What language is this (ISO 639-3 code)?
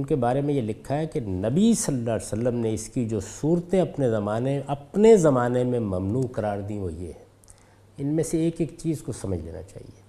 urd